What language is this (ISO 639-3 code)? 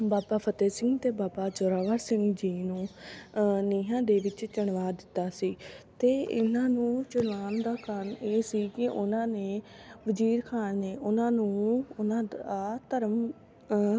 pan